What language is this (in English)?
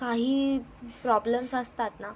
Marathi